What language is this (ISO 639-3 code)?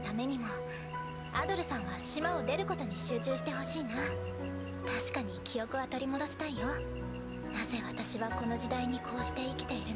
jpn